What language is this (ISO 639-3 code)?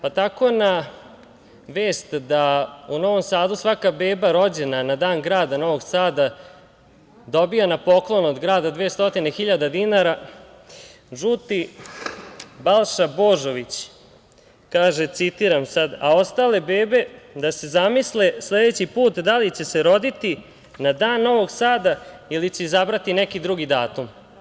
srp